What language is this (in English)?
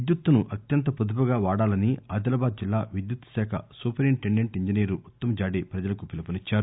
Telugu